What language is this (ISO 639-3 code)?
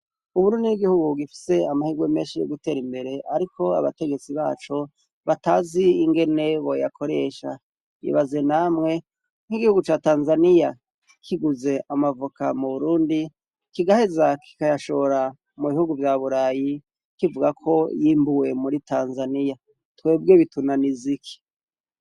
run